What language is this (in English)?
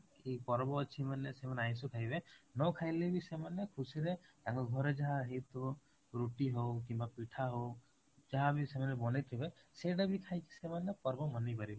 Odia